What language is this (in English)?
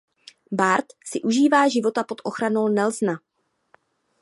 Czech